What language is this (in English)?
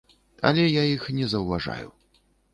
Belarusian